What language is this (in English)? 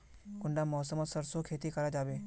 Magahi